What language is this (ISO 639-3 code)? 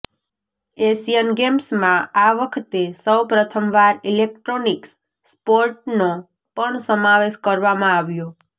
guj